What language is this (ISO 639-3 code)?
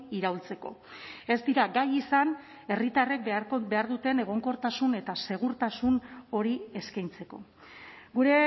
eus